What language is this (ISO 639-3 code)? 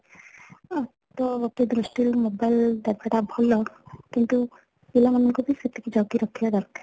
ori